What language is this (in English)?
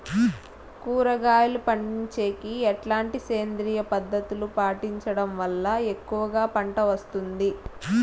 Telugu